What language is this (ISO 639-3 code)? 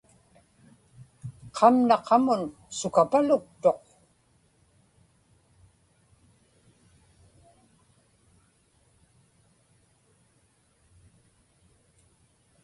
ipk